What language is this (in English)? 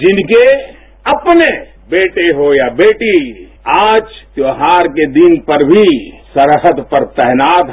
Hindi